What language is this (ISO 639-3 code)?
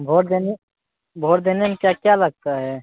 mai